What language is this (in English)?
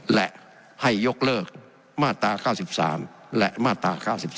Thai